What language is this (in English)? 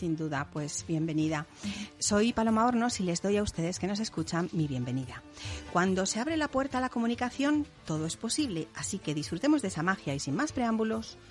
Spanish